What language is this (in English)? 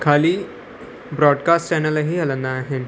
Sindhi